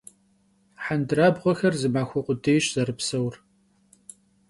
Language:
Kabardian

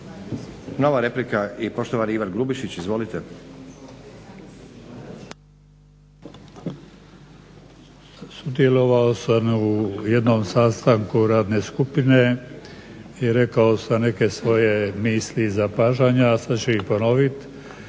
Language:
Croatian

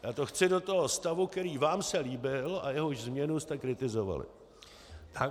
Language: Czech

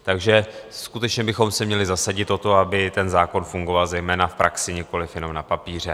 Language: Czech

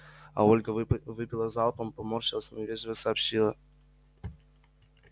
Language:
Russian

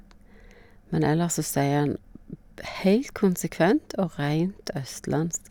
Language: Norwegian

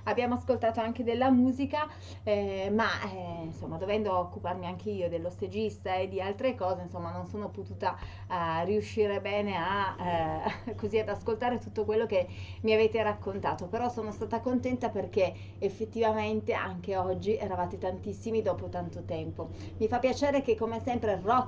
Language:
Italian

